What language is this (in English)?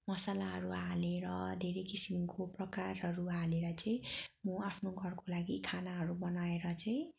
Nepali